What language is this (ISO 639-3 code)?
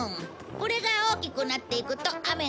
jpn